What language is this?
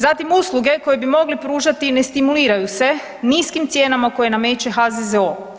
Croatian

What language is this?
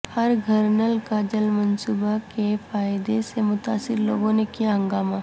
Urdu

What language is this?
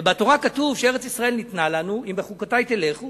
Hebrew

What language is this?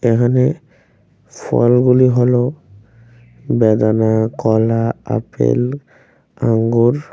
Bangla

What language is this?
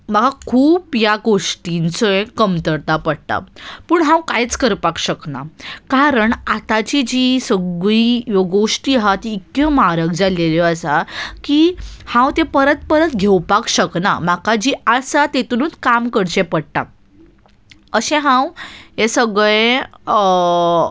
Konkani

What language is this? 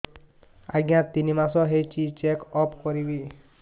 Odia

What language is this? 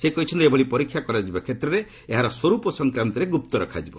Odia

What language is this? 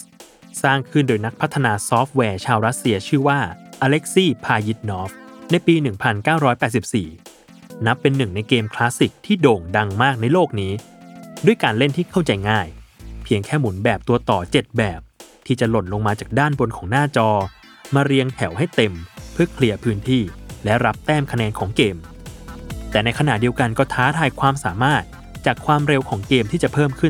Thai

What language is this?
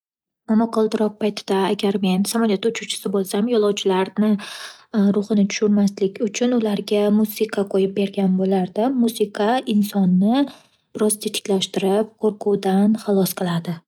Uzbek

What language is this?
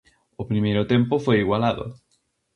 Galician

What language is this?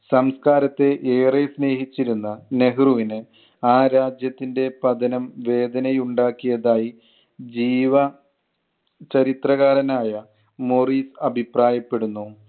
Malayalam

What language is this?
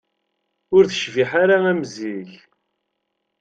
Kabyle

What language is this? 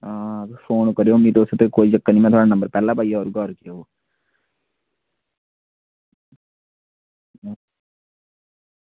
Dogri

